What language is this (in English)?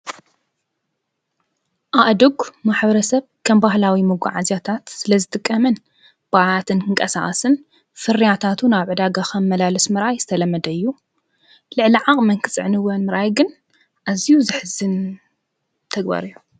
Tigrinya